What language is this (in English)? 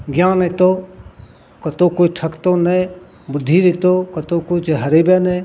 Maithili